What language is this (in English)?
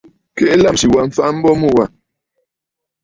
Bafut